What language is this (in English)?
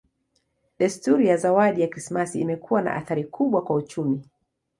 Swahili